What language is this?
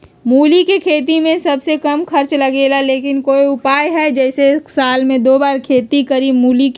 Magahi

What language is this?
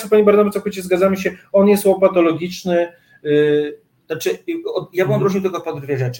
Polish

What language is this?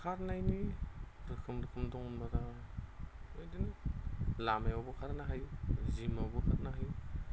Bodo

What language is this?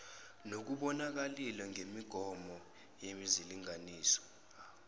Zulu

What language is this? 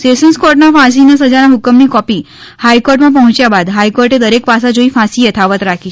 Gujarati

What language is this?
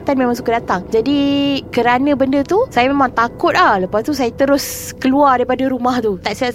Malay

